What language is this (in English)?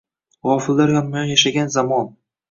Uzbek